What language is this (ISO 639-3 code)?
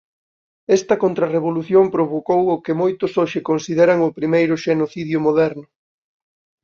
glg